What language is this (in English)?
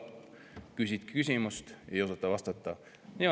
Estonian